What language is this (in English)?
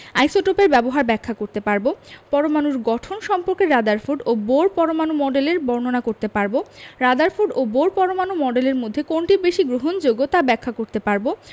Bangla